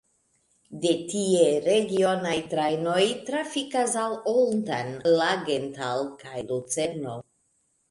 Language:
Esperanto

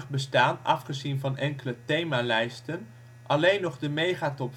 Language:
Dutch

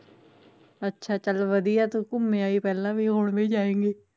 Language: Punjabi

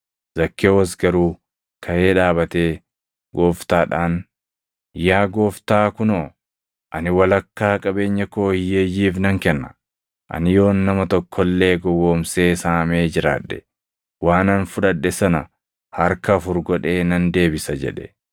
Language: Oromo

